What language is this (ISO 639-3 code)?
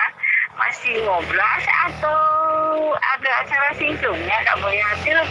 ind